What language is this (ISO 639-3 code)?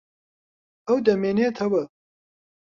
ckb